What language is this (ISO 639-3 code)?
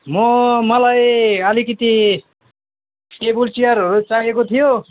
nep